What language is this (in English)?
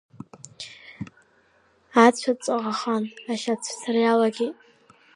Abkhazian